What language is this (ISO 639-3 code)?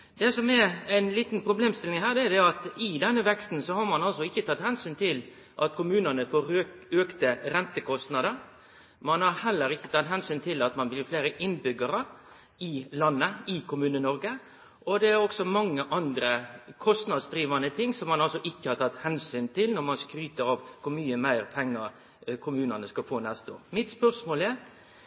nno